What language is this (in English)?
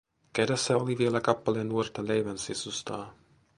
Finnish